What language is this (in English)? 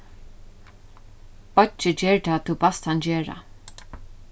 Faroese